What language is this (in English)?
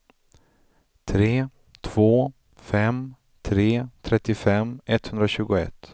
Swedish